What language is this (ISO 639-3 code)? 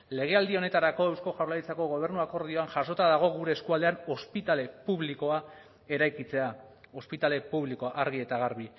eus